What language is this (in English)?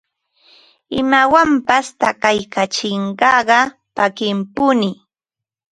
Ambo-Pasco Quechua